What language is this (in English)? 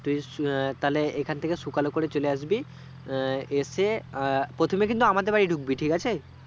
Bangla